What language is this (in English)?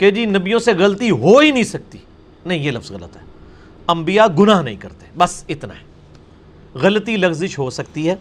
Urdu